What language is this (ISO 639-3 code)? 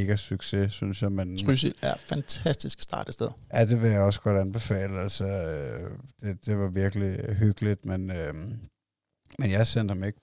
dan